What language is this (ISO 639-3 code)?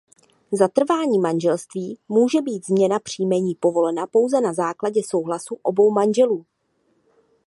ces